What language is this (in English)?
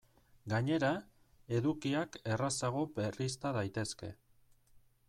Basque